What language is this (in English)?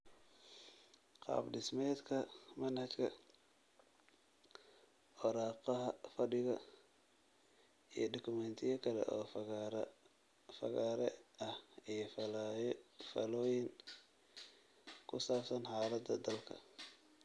Somali